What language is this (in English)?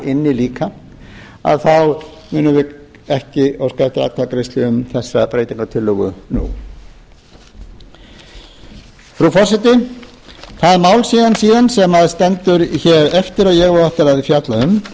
Icelandic